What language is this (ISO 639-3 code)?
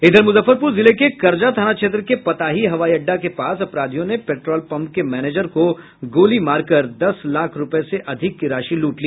hin